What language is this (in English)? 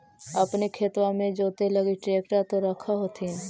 Magahi